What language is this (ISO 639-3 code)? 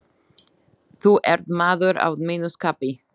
isl